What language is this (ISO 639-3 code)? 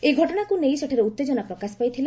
ori